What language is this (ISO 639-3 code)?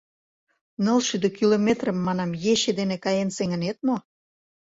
chm